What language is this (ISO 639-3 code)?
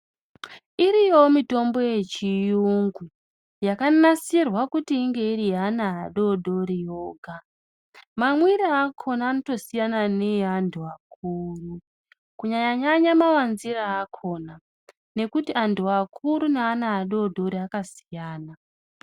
ndc